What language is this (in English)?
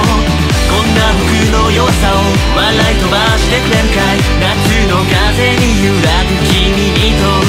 Japanese